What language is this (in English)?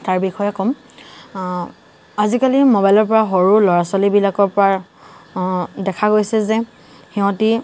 Assamese